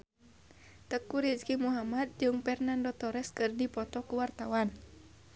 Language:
Sundanese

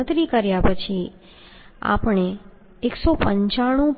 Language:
Gujarati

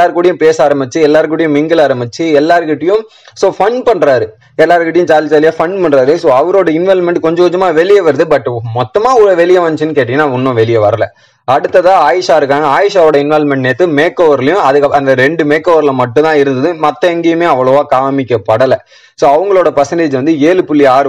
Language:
Tamil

